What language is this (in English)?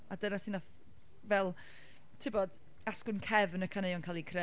Welsh